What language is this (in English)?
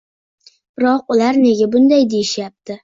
Uzbek